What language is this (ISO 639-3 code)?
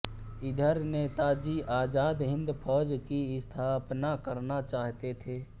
hin